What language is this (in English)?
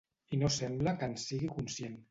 Catalan